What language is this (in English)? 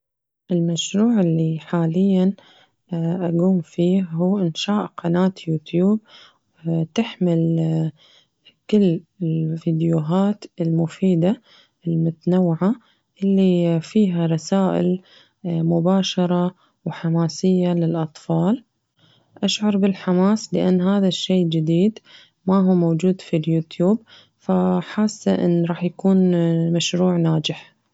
Najdi Arabic